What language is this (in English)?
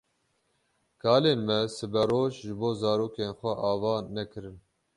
Kurdish